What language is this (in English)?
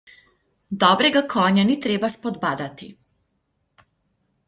Slovenian